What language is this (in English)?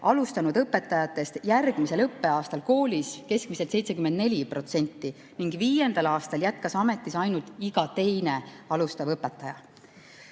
Estonian